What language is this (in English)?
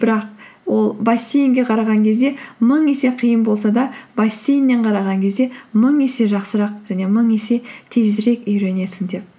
Kazakh